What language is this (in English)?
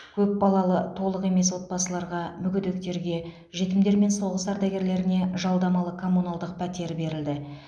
Kazakh